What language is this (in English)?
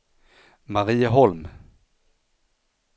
Swedish